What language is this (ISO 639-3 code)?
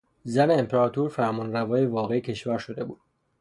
fas